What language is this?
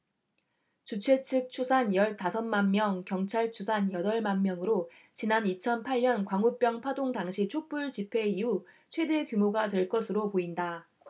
Korean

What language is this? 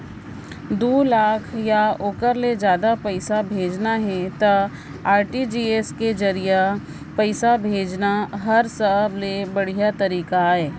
Chhattisgarhi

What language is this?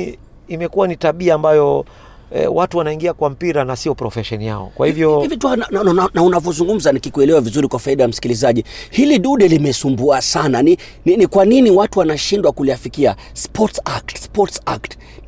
Swahili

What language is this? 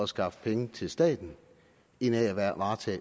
Danish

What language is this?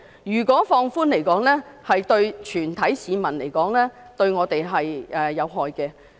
Cantonese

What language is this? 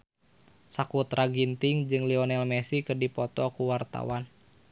Sundanese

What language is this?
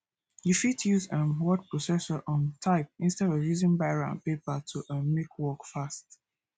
Nigerian Pidgin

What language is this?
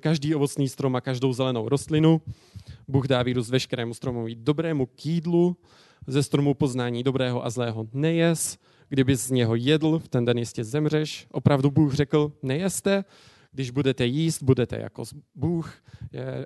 Czech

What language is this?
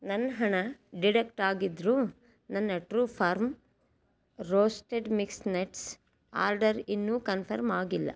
Kannada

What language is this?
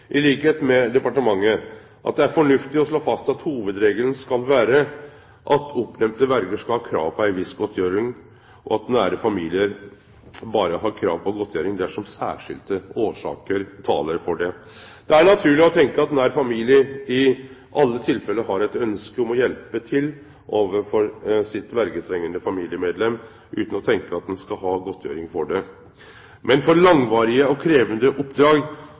Norwegian Nynorsk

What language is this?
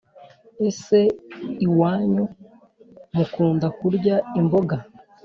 Kinyarwanda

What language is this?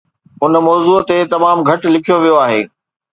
Sindhi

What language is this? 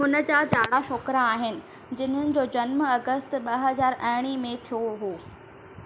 Sindhi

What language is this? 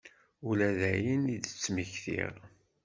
Kabyle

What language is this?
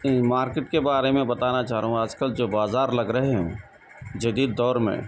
Urdu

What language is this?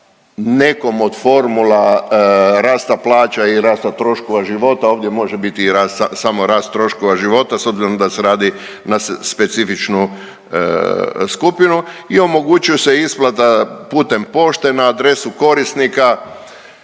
Croatian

